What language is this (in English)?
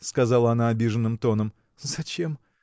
Russian